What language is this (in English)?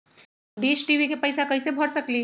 Magahi